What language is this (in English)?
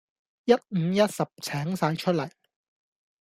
Cantonese